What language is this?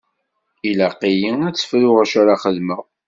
Kabyle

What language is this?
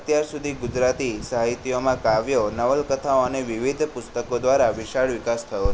Gujarati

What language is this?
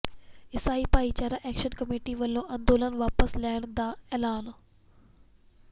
Punjabi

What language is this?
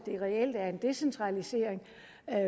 Danish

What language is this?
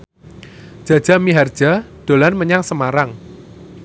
Javanese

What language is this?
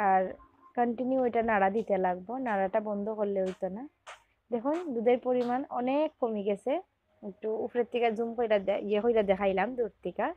Bangla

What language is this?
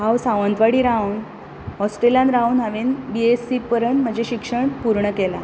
Konkani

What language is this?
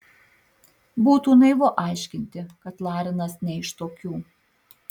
Lithuanian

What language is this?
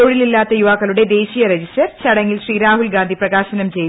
Malayalam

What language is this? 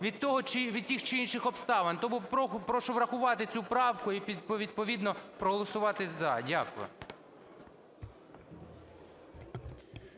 Ukrainian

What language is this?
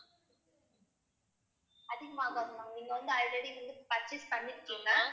Tamil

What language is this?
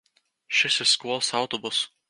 Latvian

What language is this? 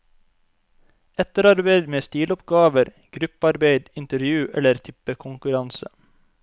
Norwegian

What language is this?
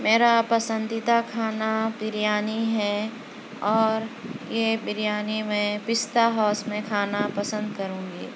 Urdu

